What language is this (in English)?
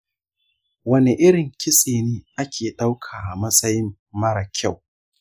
Hausa